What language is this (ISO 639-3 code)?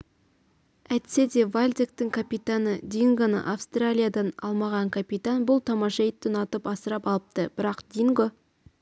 kaz